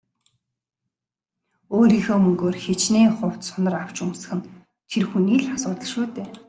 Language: Mongolian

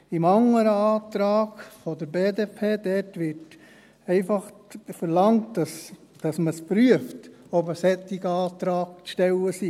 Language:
Swiss German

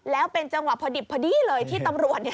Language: Thai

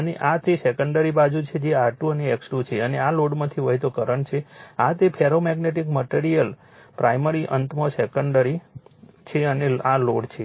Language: Gujarati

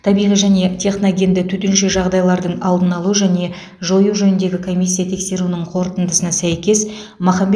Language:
Kazakh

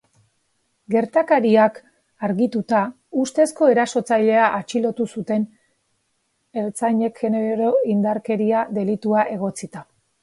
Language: Basque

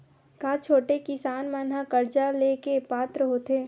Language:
Chhattisgarhi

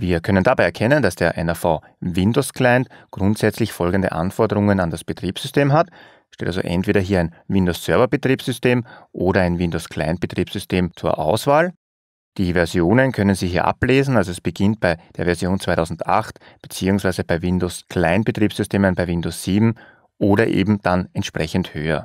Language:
German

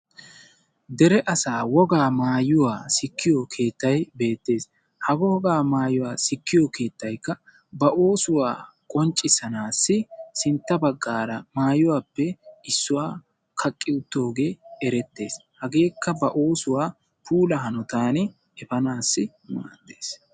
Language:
Wolaytta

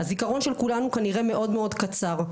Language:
Hebrew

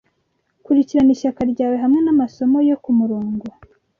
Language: Kinyarwanda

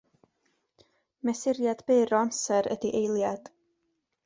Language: Welsh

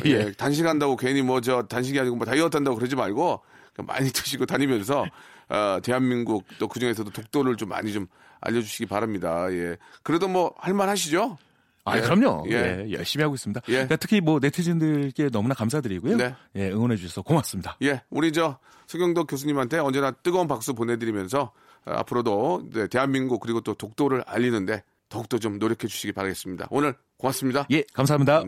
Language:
Korean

